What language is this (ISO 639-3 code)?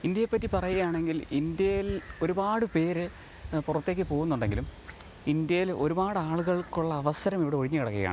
mal